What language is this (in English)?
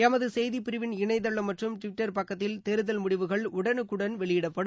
Tamil